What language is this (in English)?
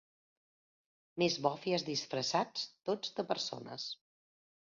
Catalan